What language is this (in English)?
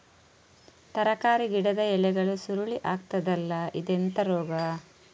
Kannada